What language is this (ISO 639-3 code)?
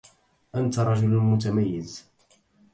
ara